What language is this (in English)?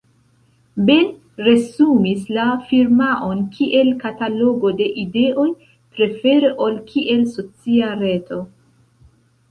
Esperanto